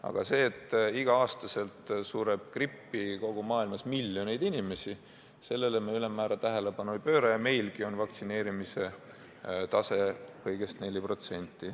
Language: Estonian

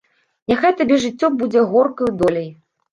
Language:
Belarusian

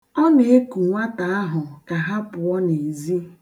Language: Igbo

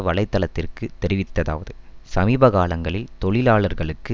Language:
Tamil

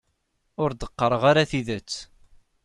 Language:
Kabyle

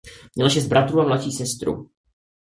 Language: Czech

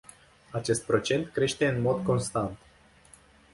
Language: Romanian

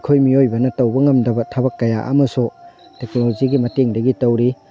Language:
Manipuri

